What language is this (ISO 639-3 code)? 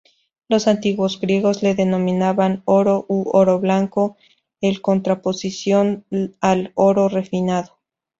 spa